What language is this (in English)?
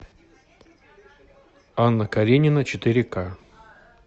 Russian